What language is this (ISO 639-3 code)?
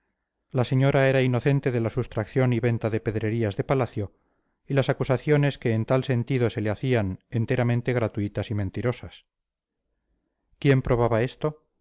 spa